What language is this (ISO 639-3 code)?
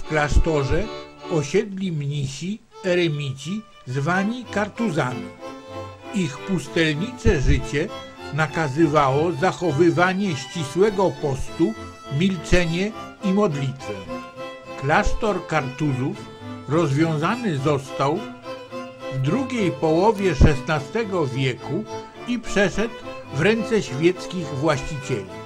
pol